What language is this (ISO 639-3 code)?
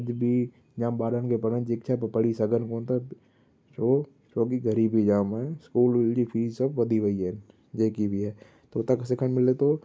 snd